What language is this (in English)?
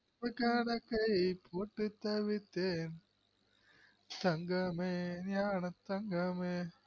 Tamil